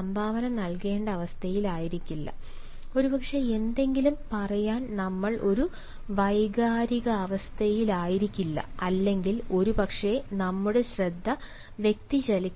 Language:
Malayalam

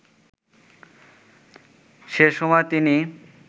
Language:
Bangla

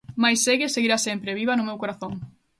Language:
Galician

